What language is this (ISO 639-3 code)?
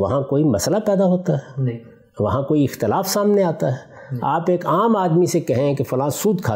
urd